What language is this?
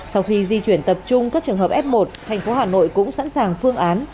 Vietnamese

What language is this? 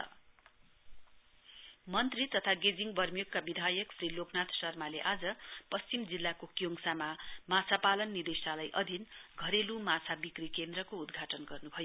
Nepali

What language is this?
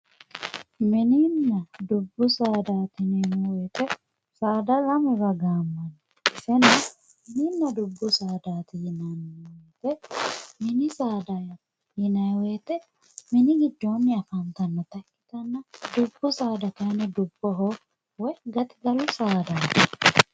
Sidamo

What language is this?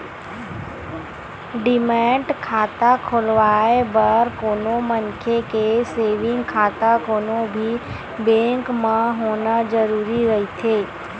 Chhattisgarhi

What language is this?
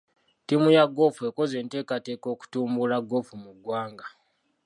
Ganda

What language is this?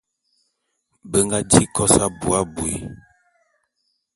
Bulu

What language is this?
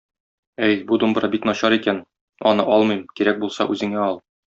Tatar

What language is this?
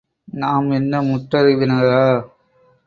Tamil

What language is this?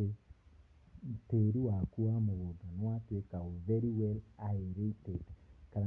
Kikuyu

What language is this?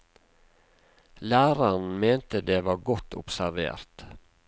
Norwegian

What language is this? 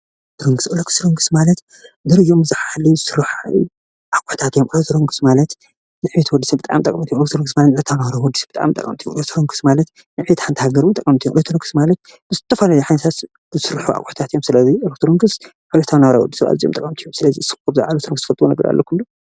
Tigrinya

